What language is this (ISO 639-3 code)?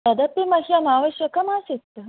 san